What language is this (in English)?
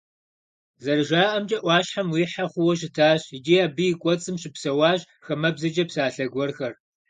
Kabardian